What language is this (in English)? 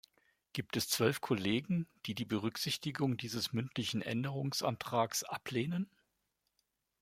German